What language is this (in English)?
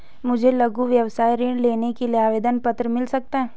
Hindi